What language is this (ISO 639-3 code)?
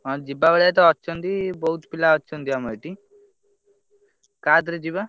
ori